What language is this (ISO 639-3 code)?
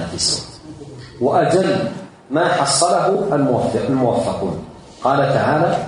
ara